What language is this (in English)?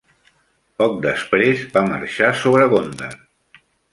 Catalan